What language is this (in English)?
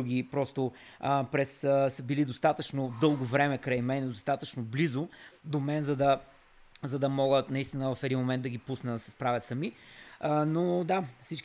Bulgarian